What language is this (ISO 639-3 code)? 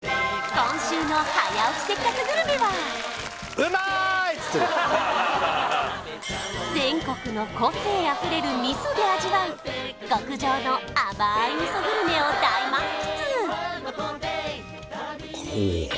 jpn